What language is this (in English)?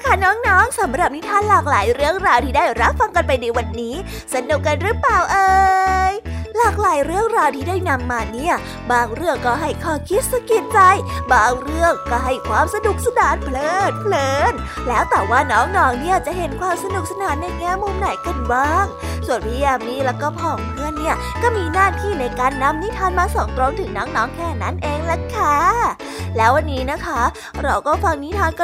Thai